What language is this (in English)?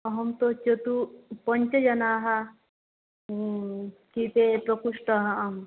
Sanskrit